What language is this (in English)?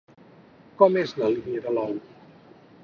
Catalan